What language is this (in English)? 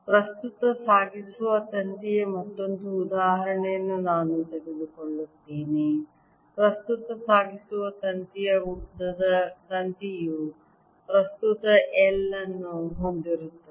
Kannada